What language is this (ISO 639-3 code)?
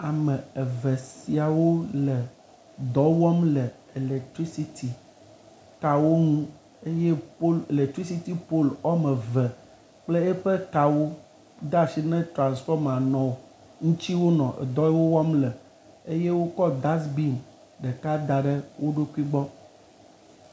ewe